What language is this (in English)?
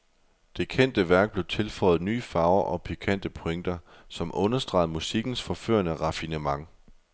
Danish